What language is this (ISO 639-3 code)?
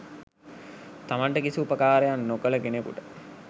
sin